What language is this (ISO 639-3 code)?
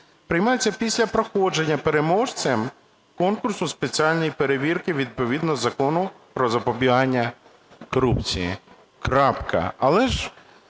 ukr